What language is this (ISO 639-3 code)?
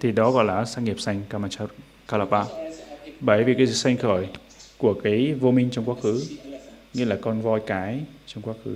vie